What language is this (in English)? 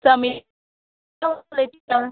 Konkani